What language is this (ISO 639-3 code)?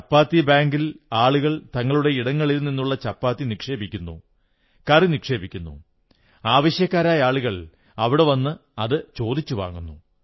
mal